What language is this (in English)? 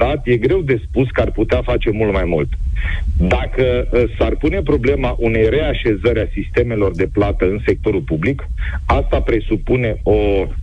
Romanian